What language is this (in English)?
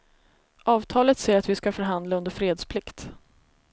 Swedish